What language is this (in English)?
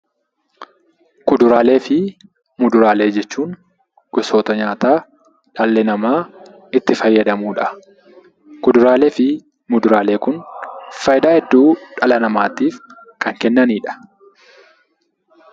Oromo